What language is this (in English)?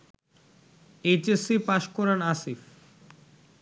Bangla